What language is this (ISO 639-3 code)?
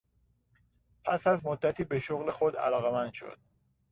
fas